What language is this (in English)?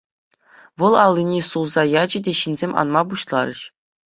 Chuvash